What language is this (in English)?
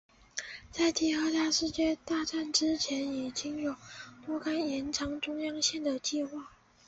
Chinese